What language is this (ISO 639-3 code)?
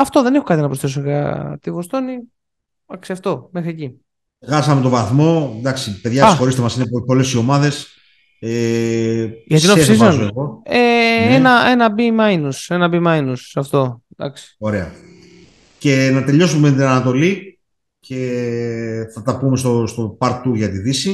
ell